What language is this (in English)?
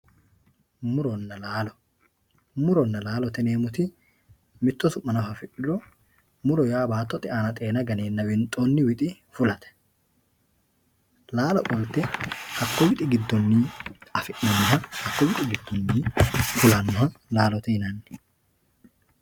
Sidamo